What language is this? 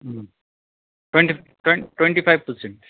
Nepali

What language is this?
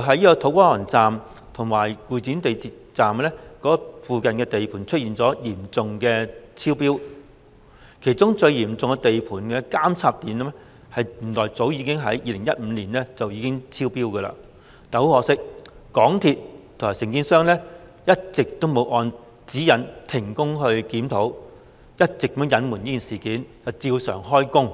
Cantonese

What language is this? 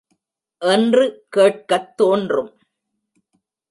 Tamil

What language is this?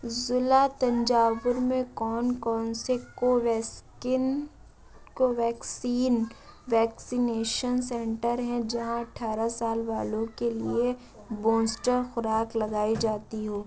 Urdu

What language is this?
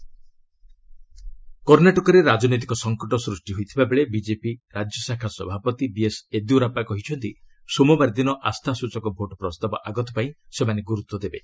Odia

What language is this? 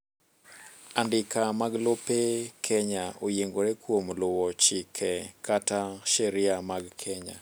Luo (Kenya and Tanzania)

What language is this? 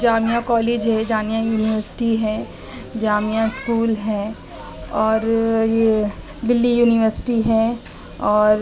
Urdu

